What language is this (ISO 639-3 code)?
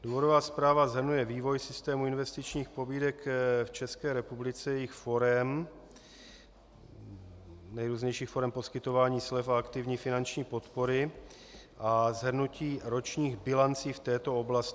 ces